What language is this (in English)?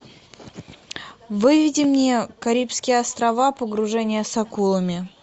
Russian